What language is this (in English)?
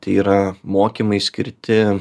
Lithuanian